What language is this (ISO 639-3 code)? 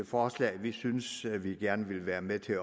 dan